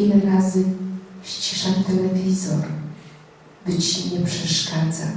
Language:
Polish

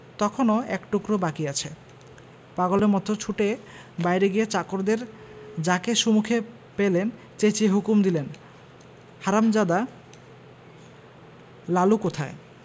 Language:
Bangla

